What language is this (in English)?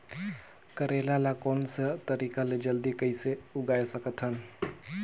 Chhattisgarhi